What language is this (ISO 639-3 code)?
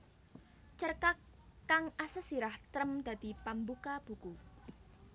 jav